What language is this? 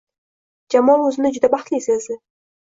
Uzbek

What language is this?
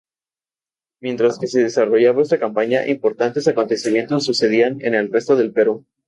Spanish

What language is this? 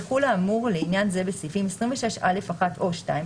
Hebrew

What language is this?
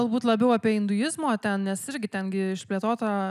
Lithuanian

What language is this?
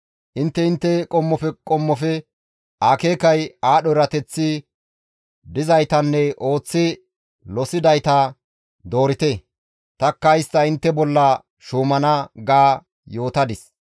Gamo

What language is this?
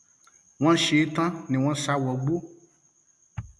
Yoruba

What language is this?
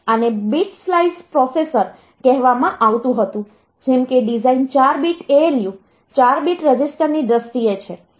Gujarati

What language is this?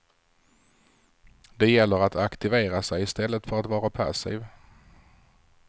Swedish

